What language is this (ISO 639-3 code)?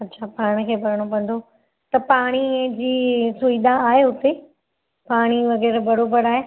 snd